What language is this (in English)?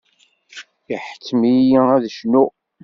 Kabyle